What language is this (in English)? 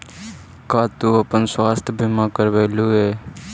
Magahi